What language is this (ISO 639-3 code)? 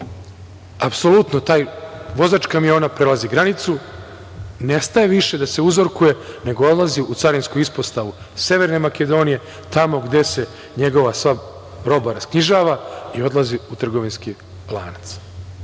srp